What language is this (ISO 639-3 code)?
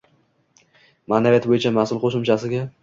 uzb